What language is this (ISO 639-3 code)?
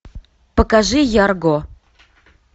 rus